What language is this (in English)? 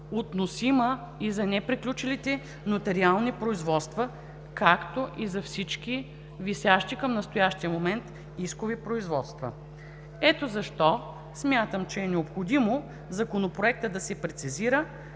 Bulgarian